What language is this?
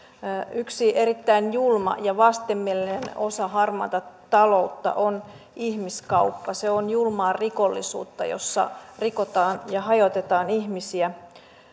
Finnish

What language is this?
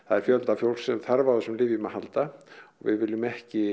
Icelandic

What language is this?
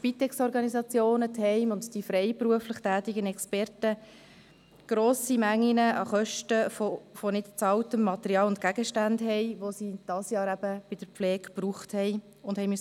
Swiss German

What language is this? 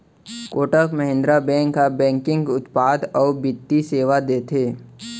Chhattisgarhi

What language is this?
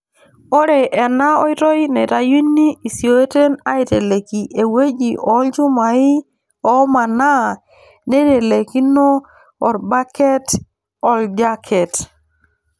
Masai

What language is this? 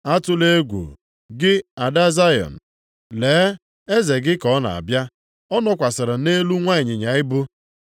Igbo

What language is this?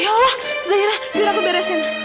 Indonesian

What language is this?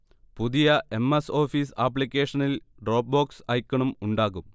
Malayalam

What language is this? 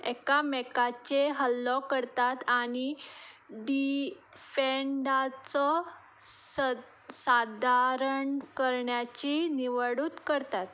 Konkani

